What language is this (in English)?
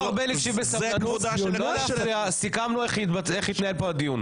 Hebrew